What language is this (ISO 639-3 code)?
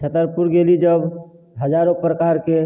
mai